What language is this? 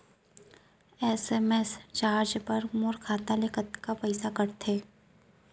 Chhattisgarhi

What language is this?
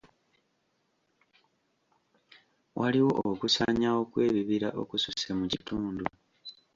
Ganda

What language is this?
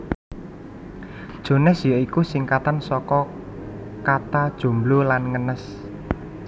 Javanese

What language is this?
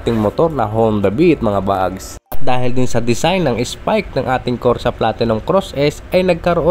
Filipino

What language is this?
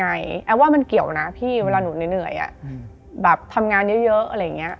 Thai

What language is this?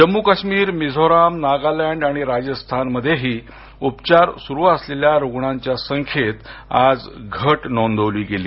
Marathi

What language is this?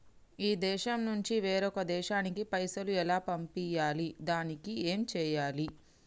Telugu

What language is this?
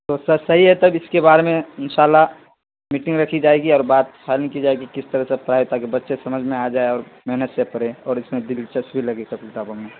Urdu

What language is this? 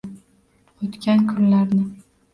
Uzbek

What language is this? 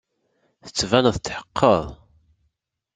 Kabyle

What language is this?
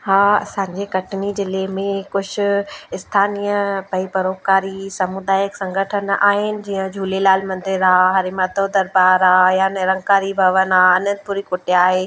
Sindhi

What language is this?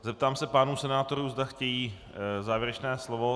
Czech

